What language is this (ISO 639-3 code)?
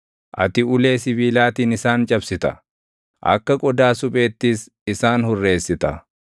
orm